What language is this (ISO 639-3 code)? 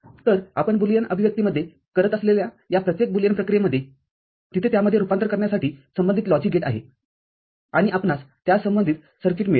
mar